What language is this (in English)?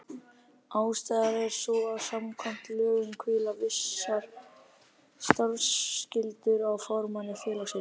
Icelandic